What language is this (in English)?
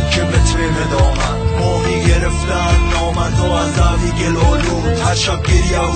Persian